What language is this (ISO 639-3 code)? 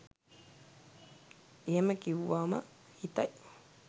sin